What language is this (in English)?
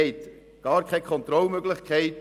Swiss German